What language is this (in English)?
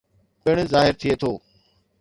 Sindhi